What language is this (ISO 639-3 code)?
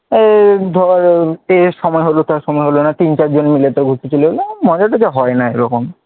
ben